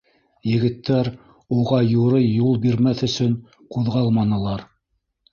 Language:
Bashkir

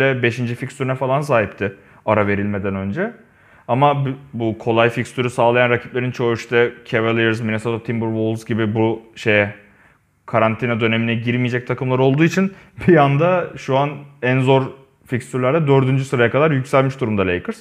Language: Turkish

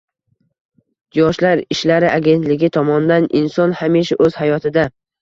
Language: Uzbek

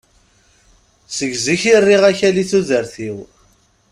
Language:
Kabyle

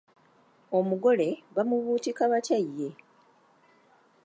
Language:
Ganda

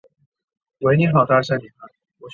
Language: Chinese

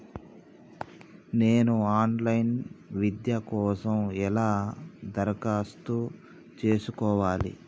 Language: Telugu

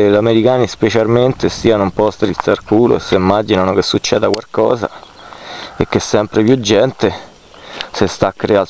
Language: Italian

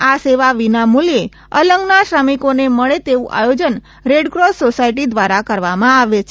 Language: Gujarati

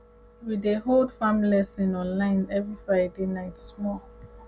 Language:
Nigerian Pidgin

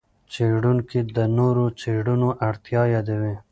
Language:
Pashto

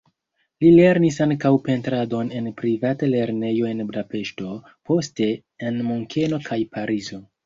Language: Esperanto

